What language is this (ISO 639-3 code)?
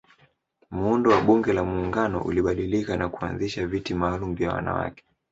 swa